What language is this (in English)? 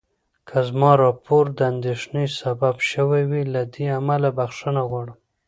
Pashto